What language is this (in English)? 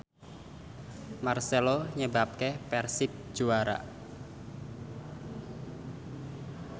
Javanese